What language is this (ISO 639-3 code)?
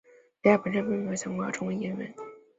zho